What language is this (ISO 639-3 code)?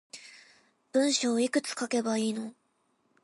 jpn